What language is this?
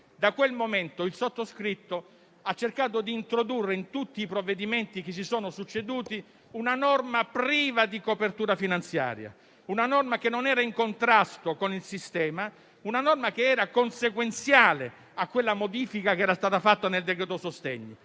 Italian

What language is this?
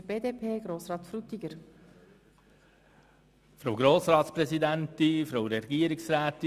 Swiss German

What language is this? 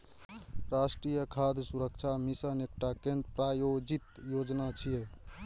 Maithili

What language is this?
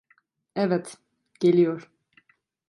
Turkish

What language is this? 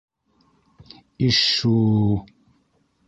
Bashkir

